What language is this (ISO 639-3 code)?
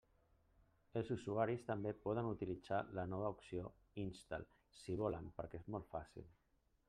cat